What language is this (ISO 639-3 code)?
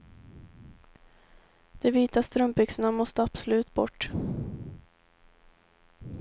swe